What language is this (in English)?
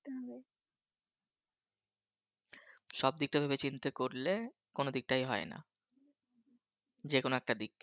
Bangla